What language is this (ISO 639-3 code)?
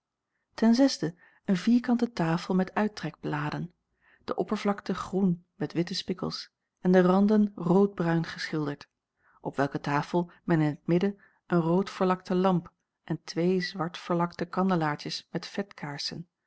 nld